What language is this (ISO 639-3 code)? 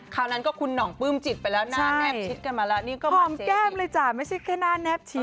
tha